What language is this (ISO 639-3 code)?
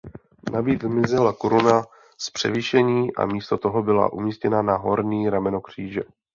ces